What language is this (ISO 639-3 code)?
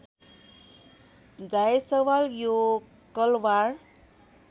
nep